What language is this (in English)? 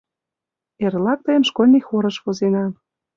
Mari